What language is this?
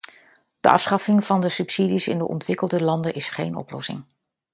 Dutch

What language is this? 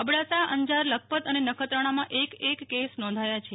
Gujarati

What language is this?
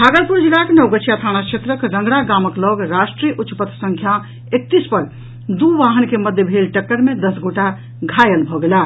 Maithili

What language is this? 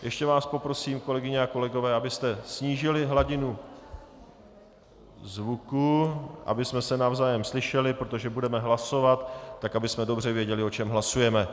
Czech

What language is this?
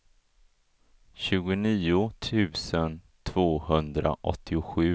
Swedish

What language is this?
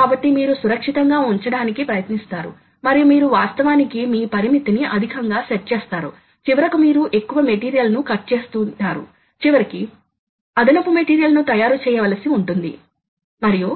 Telugu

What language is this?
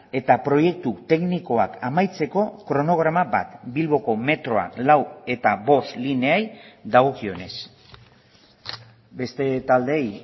Basque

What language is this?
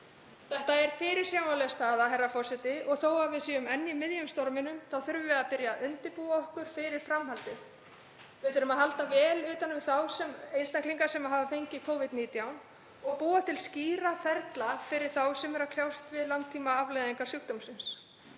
Icelandic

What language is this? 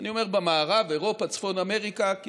Hebrew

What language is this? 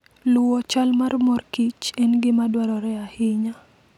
Luo (Kenya and Tanzania)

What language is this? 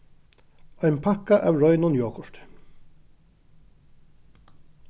Faroese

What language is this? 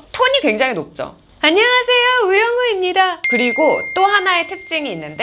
Korean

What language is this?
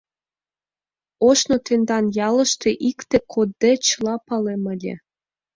Mari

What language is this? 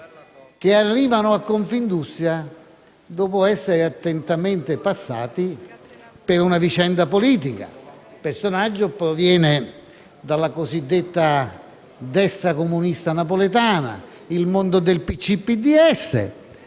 Italian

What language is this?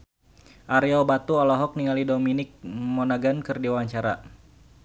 Sundanese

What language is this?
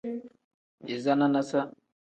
Tem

